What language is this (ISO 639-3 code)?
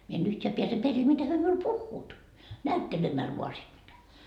fin